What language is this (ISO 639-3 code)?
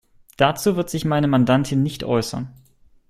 deu